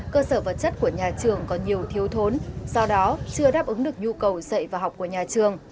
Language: Vietnamese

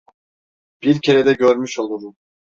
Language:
Turkish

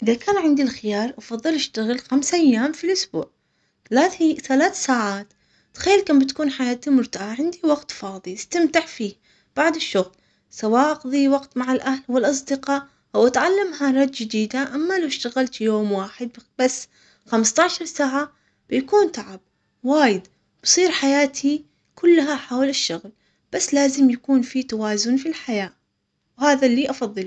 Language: Omani Arabic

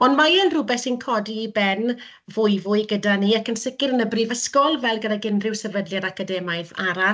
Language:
Welsh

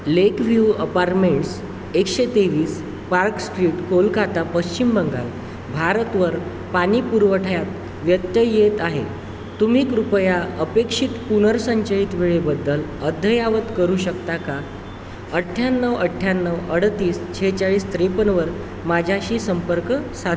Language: Marathi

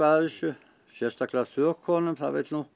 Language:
Icelandic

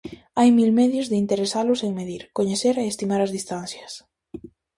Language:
Galician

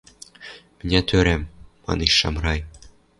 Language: Western Mari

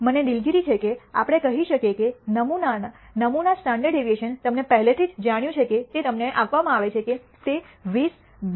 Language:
Gujarati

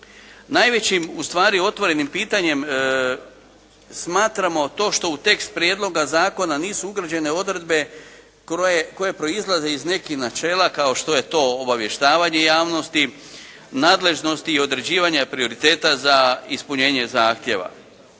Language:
Croatian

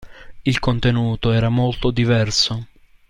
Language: Italian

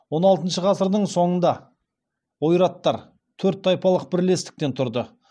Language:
Kazakh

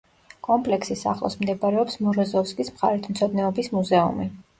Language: Georgian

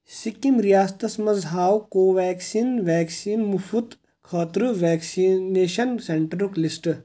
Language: Kashmiri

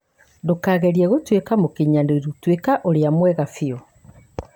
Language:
Kikuyu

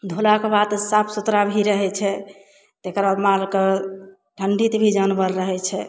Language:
Maithili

